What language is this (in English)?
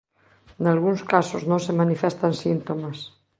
Galician